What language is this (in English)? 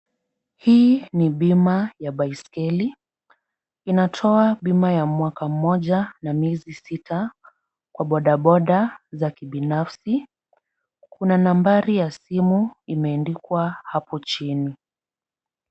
Swahili